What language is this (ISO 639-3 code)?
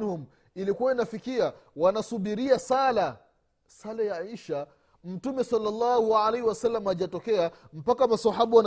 swa